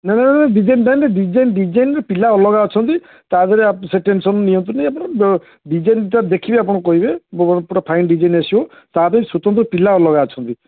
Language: Odia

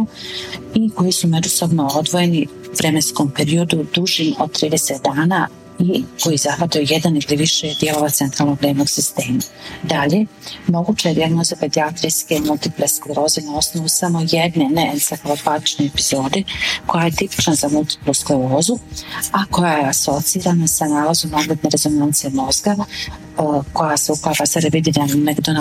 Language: Croatian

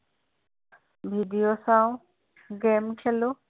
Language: Assamese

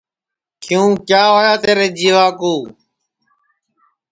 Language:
Sansi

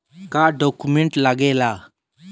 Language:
Bhojpuri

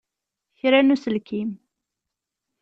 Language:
Kabyle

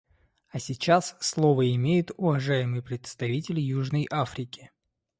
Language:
Russian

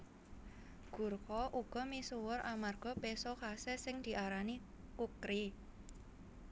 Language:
Javanese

